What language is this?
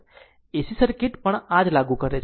Gujarati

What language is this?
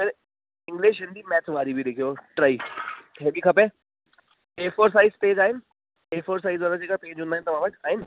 Sindhi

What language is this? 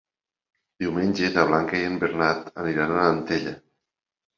Catalan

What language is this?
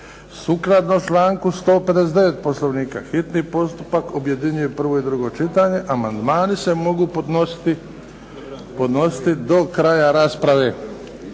Croatian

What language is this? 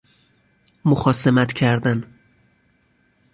Persian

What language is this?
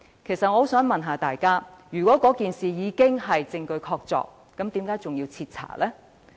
Cantonese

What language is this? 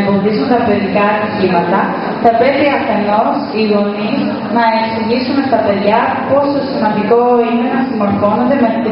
Greek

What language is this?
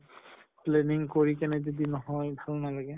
Assamese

